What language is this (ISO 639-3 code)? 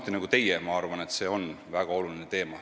est